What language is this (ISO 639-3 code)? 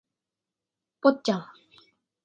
jpn